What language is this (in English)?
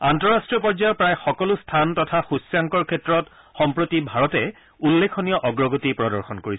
Assamese